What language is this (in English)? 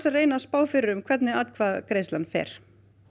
Icelandic